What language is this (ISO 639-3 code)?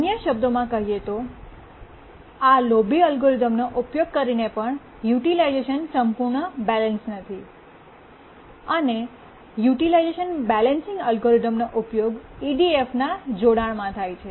guj